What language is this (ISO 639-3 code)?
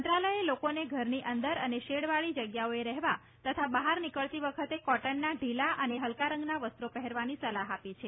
guj